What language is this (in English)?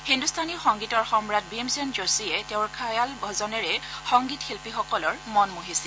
Assamese